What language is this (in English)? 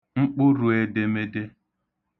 Igbo